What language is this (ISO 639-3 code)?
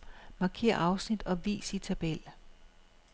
dan